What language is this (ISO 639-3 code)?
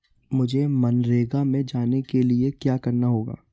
hin